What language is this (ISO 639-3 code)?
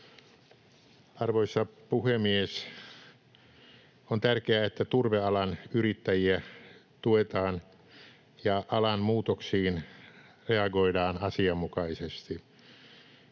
fin